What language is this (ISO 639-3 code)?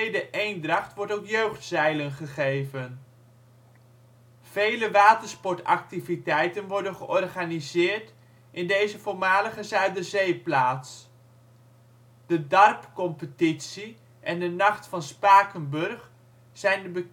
nld